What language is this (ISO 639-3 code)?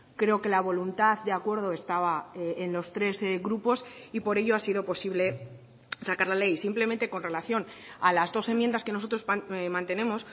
spa